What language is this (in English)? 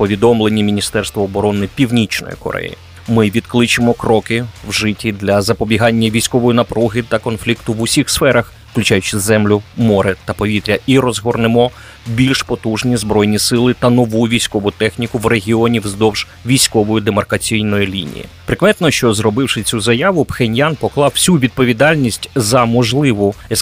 Ukrainian